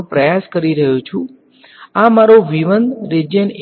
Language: Gujarati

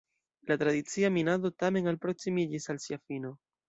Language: Esperanto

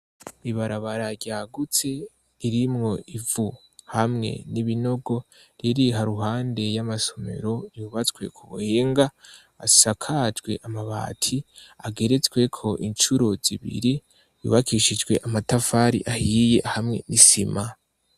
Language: Rundi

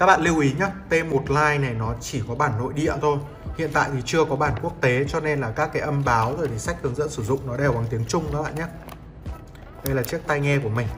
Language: Vietnamese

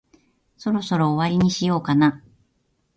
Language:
Japanese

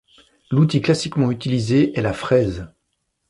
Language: French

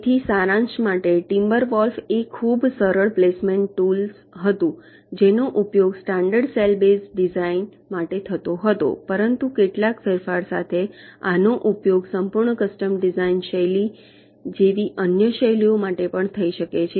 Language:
Gujarati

